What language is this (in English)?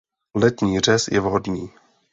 Czech